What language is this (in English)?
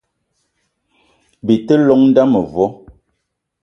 Eton (Cameroon)